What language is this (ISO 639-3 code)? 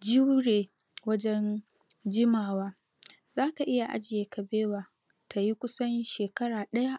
hau